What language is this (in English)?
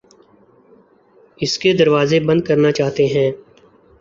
Urdu